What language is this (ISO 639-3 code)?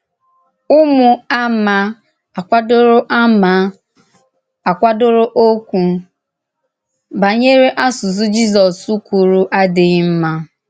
ibo